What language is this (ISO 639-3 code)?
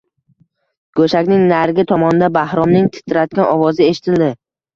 uzb